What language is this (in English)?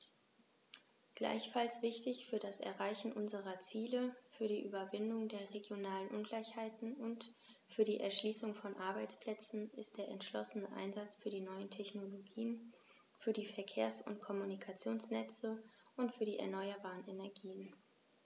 German